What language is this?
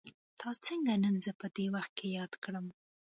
Pashto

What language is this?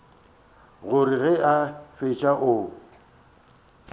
Northern Sotho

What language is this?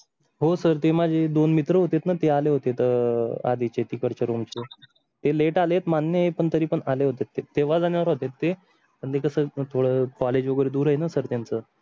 Marathi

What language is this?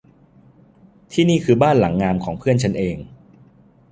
Thai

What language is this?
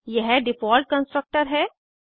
Hindi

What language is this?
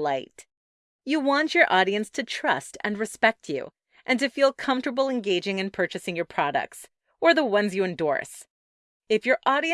English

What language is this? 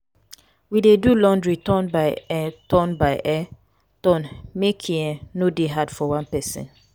Nigerian Pidgin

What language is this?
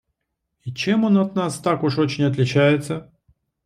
Russian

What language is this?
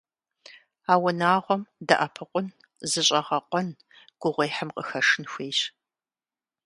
Kabardian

